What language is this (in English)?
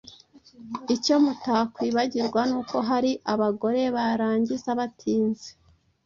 Kinyarwanda